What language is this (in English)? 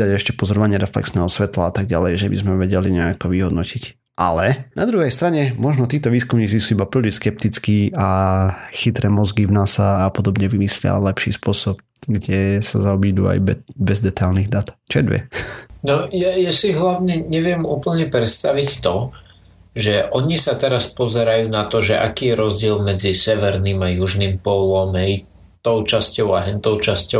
Slovak